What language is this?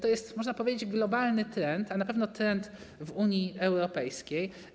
Polish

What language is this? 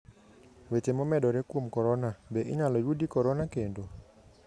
Luo (Kenya and Tanzania)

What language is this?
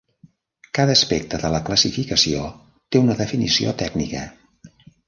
Catalan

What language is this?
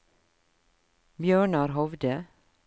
Norwegian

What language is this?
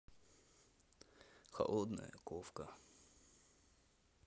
Russian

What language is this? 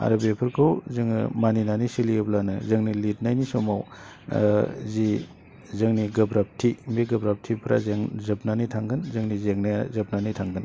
Bodo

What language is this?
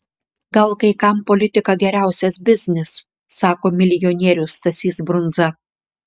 Lithuanian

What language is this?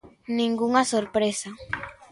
Galician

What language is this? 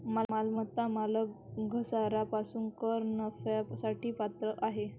Marathi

